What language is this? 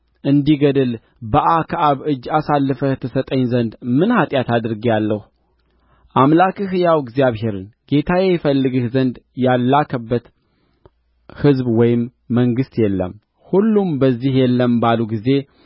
Amharic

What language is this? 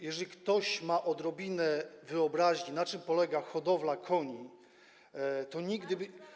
Polish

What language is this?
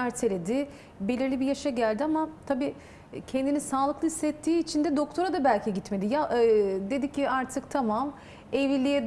Turkish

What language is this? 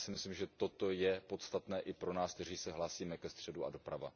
Czech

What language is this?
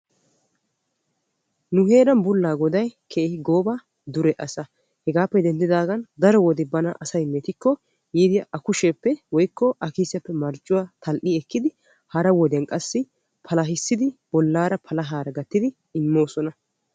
Wolaytta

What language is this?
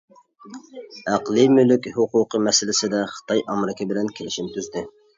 Uyghur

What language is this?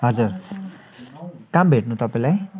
Nepali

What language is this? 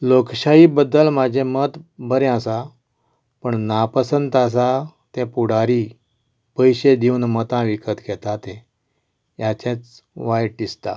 Konkani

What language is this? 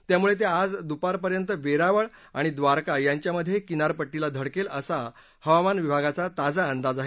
Marathi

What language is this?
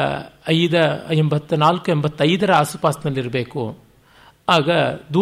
Kannada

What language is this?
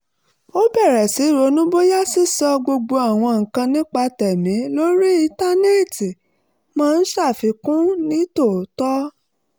Yoruba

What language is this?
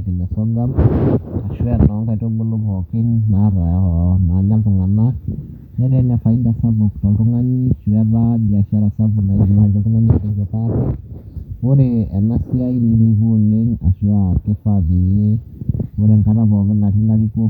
Masai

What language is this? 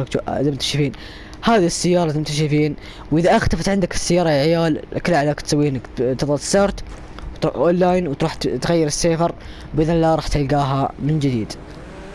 Arabic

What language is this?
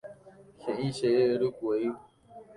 Guarani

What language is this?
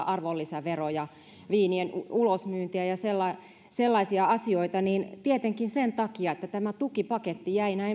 Finnish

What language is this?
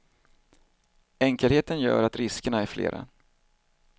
Swedish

